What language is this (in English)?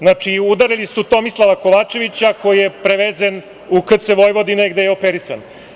Serbian